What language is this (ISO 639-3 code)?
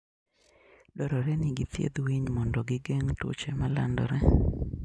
luo